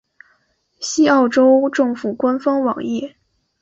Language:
Chinese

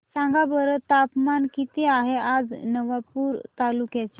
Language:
Marathi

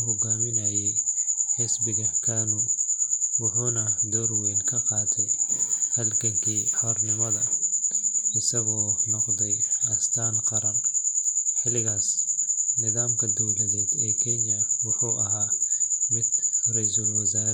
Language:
Somali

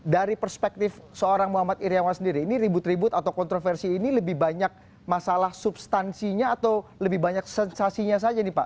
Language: Indonesian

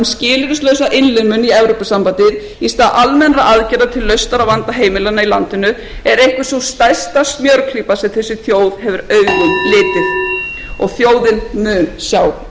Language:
Icelandic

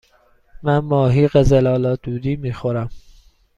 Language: Persian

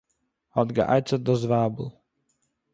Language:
Yiddish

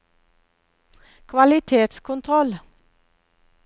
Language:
Norwegian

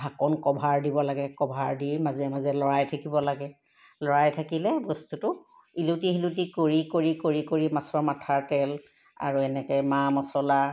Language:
Assamese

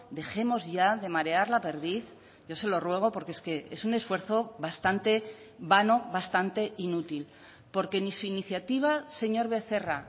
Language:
Spanish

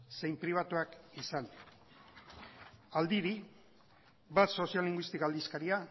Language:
Basque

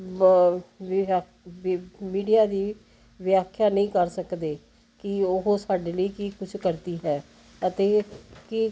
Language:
Punjabi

